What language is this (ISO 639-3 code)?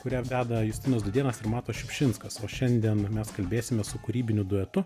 lit